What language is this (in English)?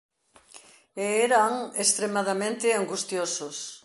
Galician